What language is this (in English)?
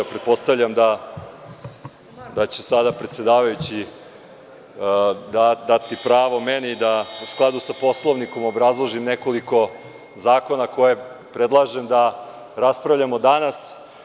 Serbian